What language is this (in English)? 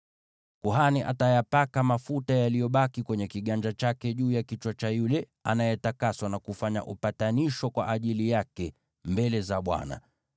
Swahili